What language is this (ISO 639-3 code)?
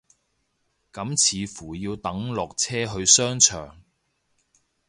yue